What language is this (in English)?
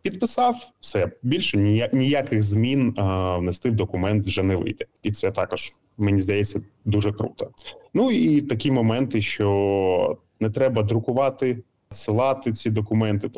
Ukrainian